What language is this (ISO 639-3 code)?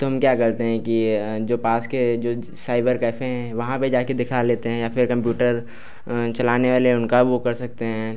hin